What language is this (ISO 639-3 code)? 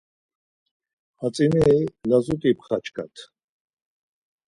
lzz